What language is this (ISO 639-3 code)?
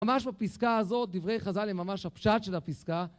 heb